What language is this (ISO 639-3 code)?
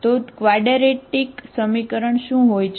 guj